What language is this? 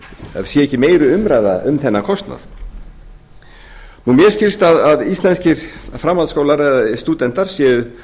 Icelandic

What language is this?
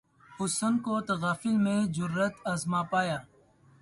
Urdu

